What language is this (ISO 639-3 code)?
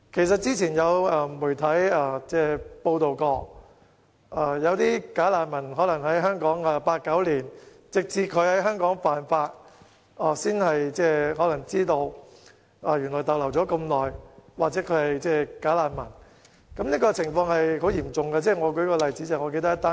yue